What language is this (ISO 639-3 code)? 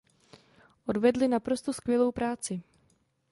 ces